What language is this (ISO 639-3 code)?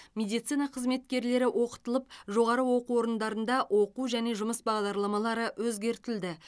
kaz